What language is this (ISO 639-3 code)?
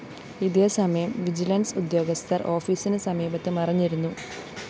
mal